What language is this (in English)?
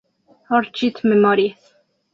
Spanish